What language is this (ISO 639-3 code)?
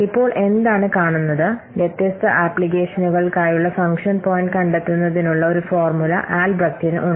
mal